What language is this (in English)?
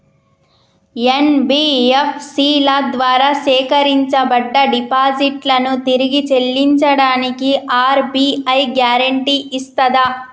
Telugu